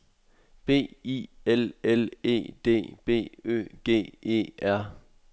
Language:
Danish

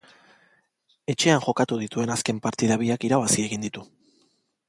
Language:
Basque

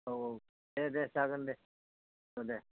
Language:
Bodo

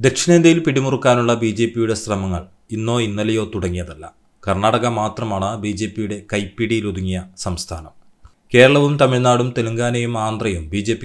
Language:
Arabic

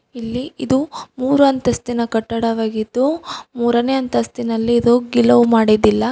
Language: Kannada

